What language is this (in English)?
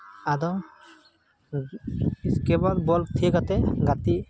Santali